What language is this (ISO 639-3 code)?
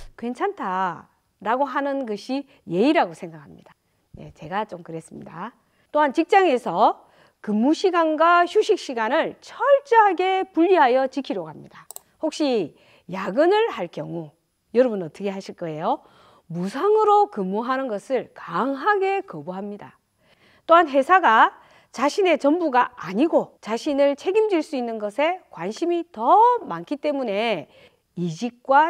kor